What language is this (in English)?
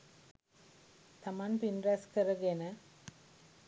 Sinhala